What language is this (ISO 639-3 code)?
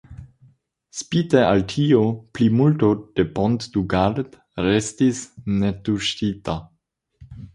epo